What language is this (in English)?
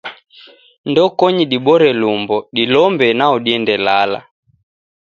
Taita